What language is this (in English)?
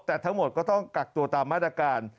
Thai